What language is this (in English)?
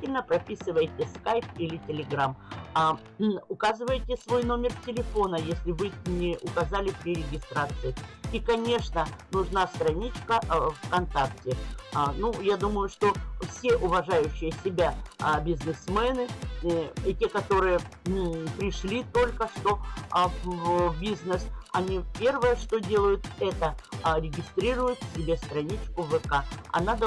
Russian